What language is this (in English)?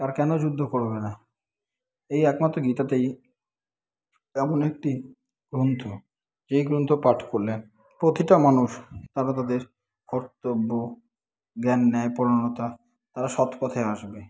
Bangla